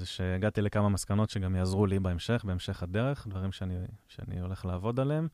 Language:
Hebrew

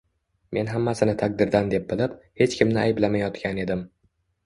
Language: Uzbek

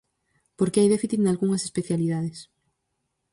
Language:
Galician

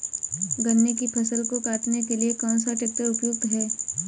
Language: Hindi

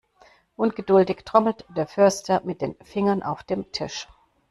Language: German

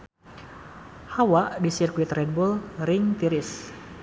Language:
Sundanese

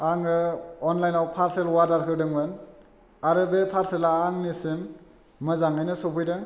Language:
Bodo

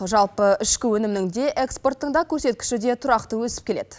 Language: Kazakh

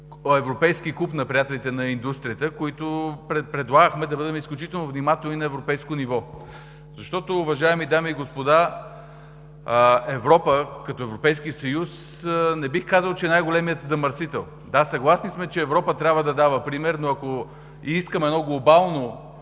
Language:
Bulgarian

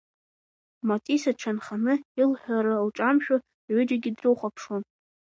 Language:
Abkhazian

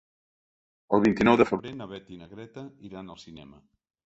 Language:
Catalan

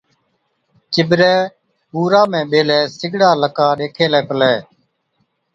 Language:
Od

